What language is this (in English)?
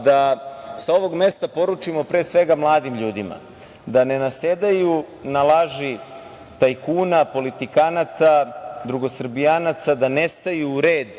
Serbian